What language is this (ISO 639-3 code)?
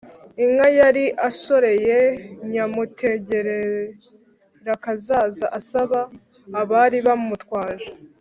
kin